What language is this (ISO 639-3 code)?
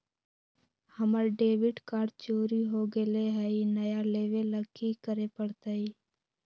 mag